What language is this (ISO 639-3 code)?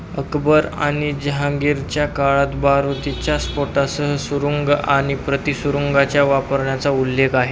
mar